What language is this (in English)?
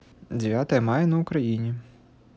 Russian